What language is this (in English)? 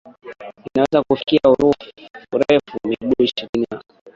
Swahili